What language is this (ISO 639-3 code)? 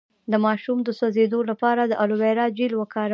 pus